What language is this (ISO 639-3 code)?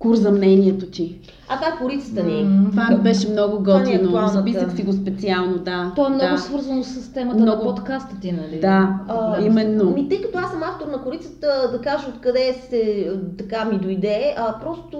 bul